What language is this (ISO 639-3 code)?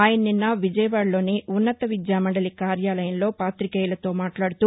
tel